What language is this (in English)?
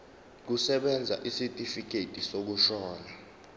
Zulu